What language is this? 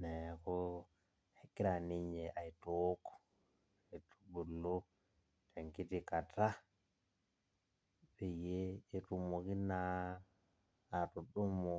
Masai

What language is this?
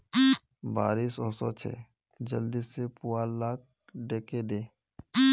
Magahi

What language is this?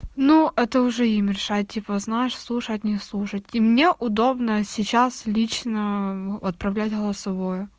Russian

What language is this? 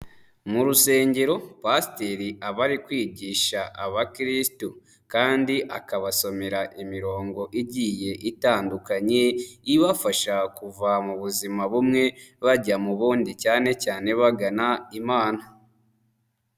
Kinyarwanda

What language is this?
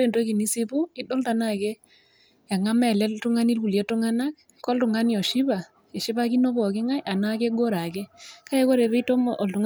Masai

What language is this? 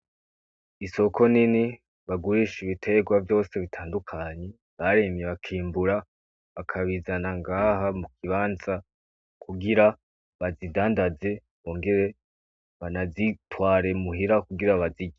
Rundi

